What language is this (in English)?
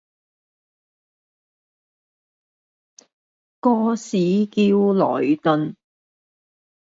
Cantonese